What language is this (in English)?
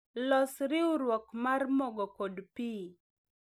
Luo (Kenya and Tanzania)